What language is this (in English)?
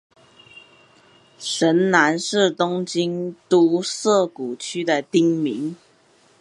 Chinese